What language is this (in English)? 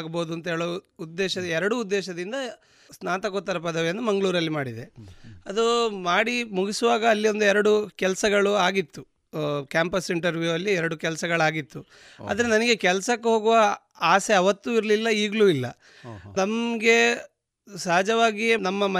Kannada